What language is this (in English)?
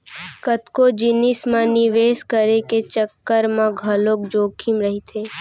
Chhattisgarhi